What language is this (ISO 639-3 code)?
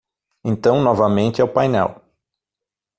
por